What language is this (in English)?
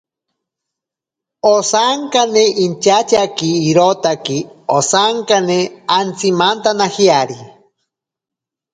Ashéninka Perené